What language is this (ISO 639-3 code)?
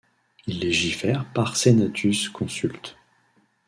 fra